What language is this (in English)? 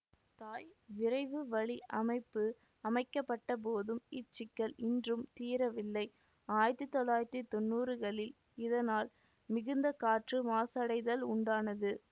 Tamil